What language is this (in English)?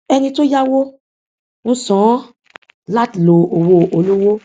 Yoruba